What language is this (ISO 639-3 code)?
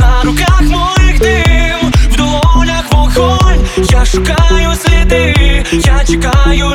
ukr